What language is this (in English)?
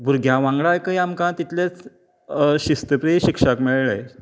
Konkani